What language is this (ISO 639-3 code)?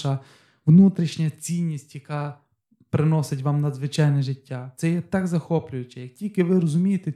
ukr